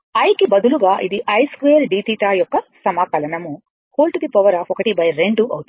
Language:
Telugu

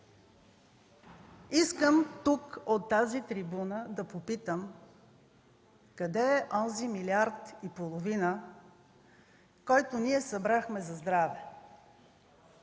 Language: Bulgarian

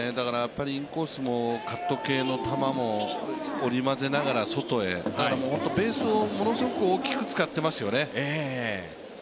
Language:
Japanese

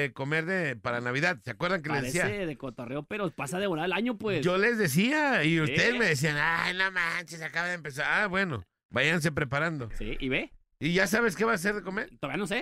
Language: Spanish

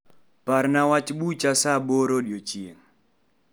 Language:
Luo (Kenya and Tanzania)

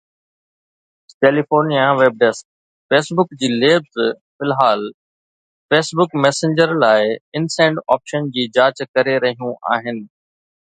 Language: Sindhi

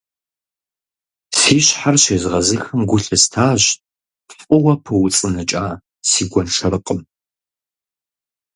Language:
Kabardian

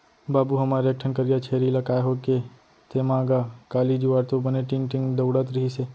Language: Chhattisgarhi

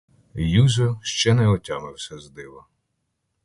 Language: Ukrainian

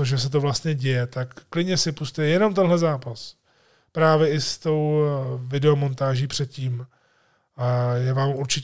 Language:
Czech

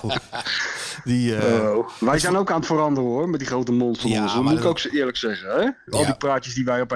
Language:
Dutch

